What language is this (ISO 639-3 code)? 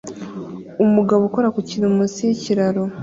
kin